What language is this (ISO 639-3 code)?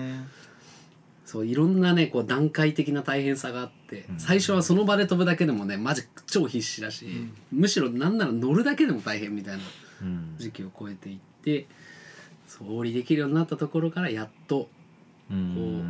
jpn